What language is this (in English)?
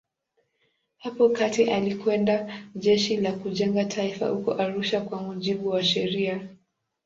Swahili